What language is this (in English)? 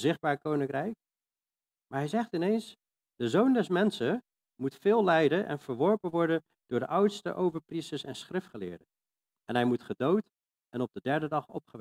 Dutch